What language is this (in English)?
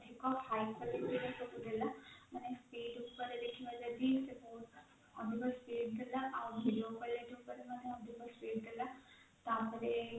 Odia